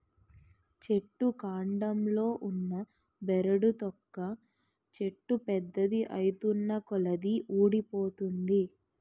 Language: Telugu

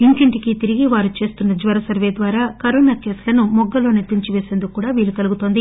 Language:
Telugu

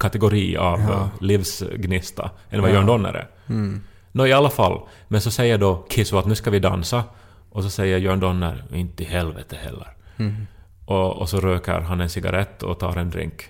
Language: Swedish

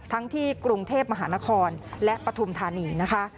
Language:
Thai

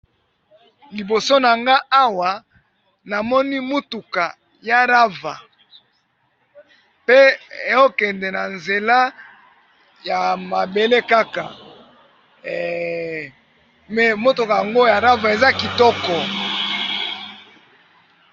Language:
Lingala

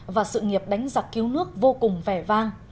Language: Vietnamese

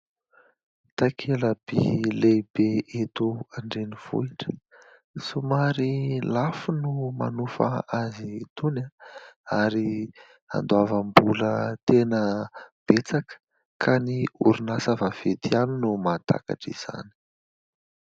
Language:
Malagasy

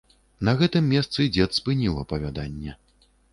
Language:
Belarusian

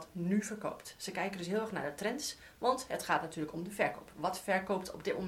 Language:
Dutch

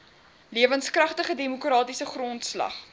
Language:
Afrikaans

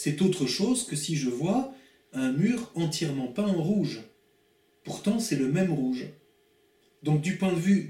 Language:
French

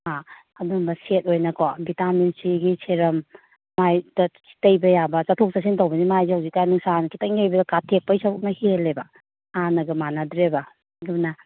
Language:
Manipuri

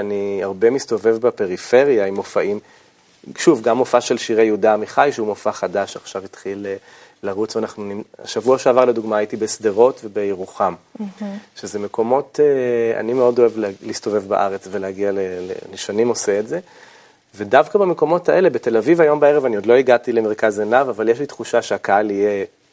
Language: Hebrew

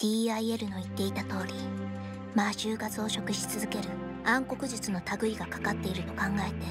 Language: Japanese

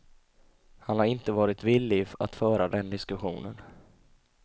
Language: Swedish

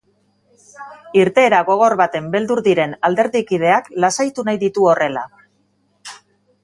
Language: Basque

